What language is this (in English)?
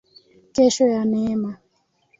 Swahili